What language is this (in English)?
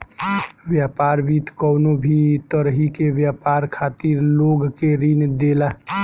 Bhojpuri